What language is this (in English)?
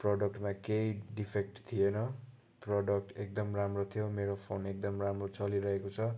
Nepali